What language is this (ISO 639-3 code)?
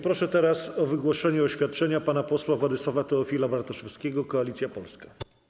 pol